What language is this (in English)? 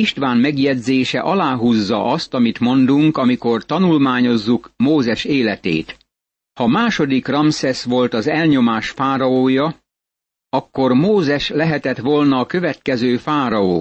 Hungarian